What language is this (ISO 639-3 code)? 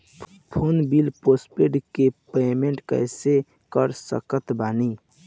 bho